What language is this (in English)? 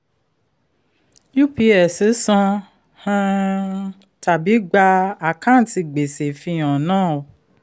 Yoruba